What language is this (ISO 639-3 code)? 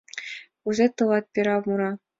chm